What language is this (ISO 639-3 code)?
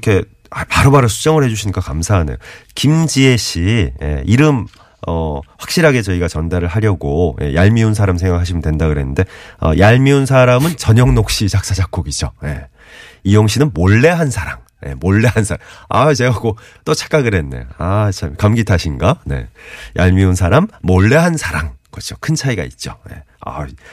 kor